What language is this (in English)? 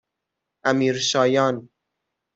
Persian